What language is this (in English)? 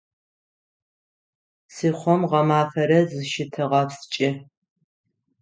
Adyghe